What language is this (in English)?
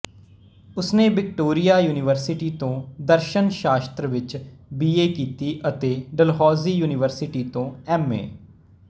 Punjabi